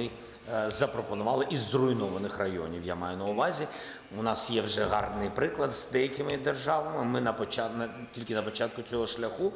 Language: Ukrainian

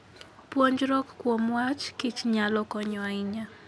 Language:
Luo (Kenya and Tanzania)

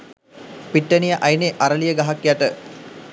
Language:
Sinhala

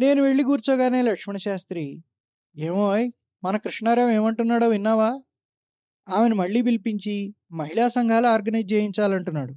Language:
Telugu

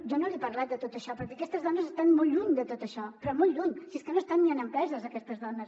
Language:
Catalan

